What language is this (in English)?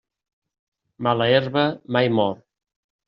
Catalan